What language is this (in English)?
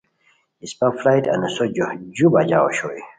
Khowar